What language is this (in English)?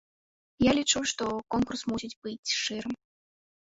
Belarusian